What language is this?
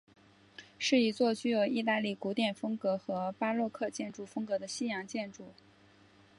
Chinese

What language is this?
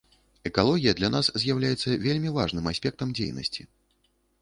Belarusian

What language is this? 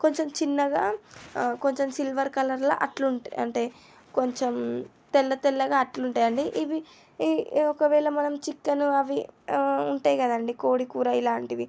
Telugu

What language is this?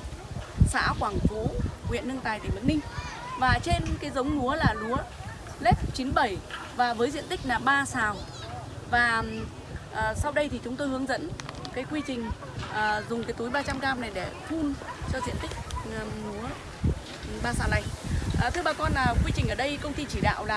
Vietnamese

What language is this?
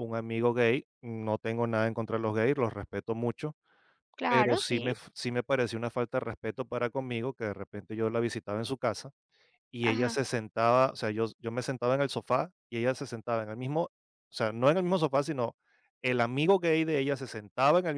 Spanish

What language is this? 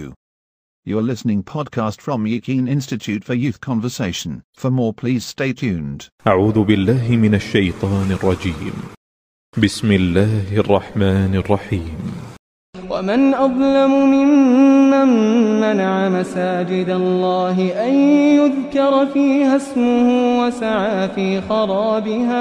Malayalam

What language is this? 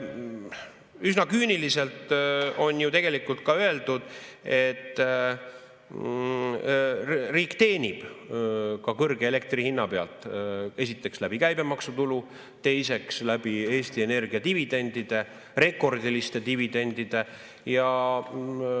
Estonian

